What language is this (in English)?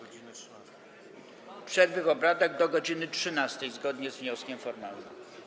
Polish